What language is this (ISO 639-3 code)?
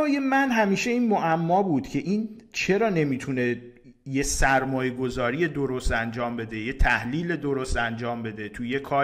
fas